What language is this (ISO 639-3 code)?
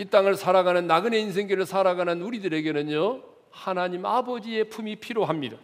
kor